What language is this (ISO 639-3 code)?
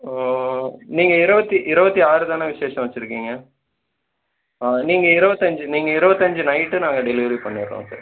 tam